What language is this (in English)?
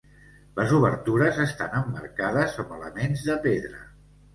Catalan